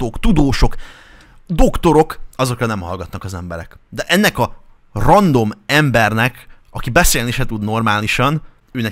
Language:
Hungarian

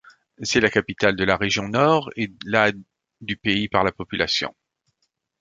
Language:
French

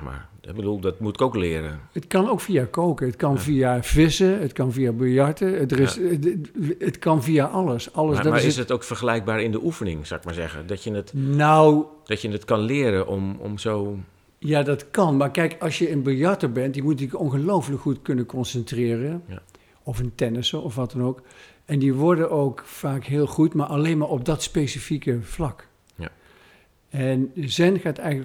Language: Dutch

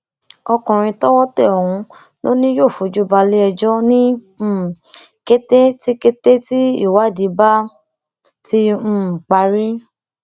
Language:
Yoruba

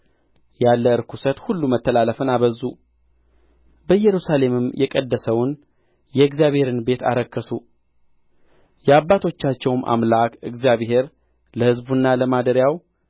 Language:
Amharic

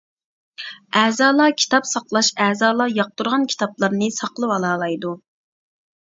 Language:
Uyghur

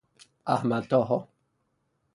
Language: Persian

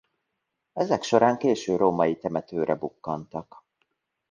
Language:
Hungarian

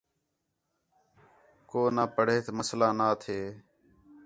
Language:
Khetrani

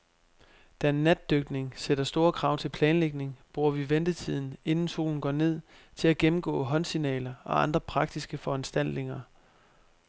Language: Danish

